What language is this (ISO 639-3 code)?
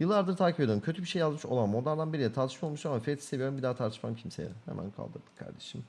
tur